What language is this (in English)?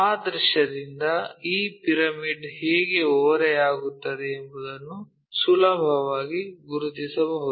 Kannada